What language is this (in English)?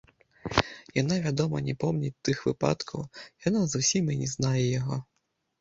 Belarusian